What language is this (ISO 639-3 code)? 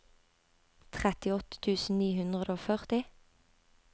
nor